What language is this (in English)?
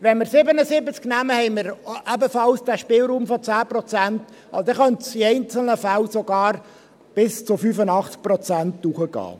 Swiss German